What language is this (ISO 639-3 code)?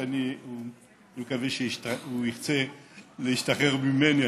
heb